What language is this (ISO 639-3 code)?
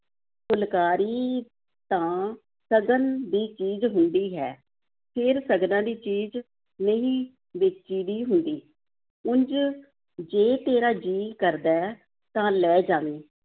pan